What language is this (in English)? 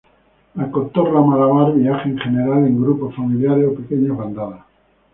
Spanish